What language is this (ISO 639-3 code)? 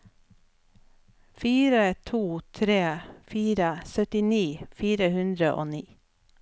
nor